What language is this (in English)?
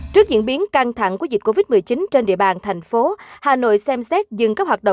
Vietnamese